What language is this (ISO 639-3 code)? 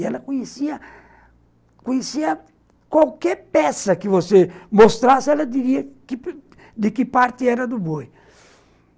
por